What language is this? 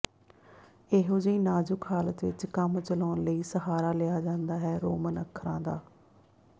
Punjabi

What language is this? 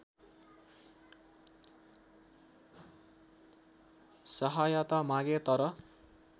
Nepali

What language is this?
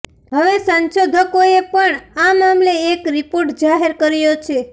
Gujarati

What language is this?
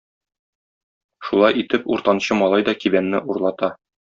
Tatar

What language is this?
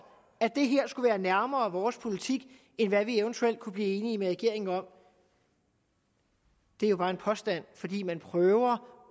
Danish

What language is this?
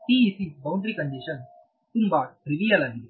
Kannada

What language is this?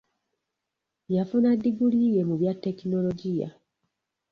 Ganda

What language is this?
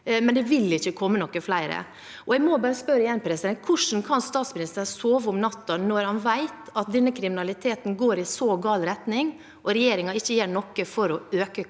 Norwegian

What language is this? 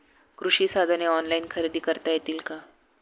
Marathi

